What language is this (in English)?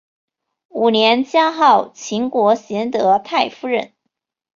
Chinese